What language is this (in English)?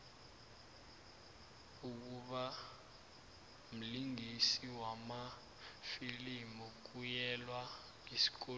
South Ndebele